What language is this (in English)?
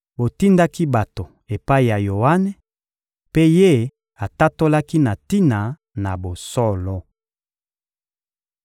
Lingala